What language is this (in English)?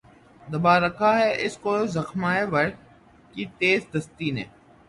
Urdu